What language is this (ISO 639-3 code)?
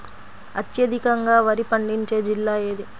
tel